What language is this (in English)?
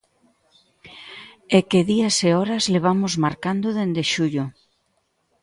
Galician